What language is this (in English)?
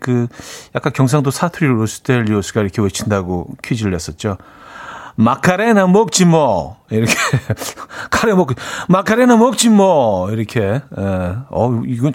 Korean